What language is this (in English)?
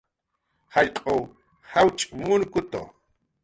Jaqaru